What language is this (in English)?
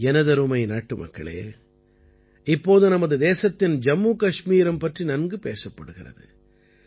Tamil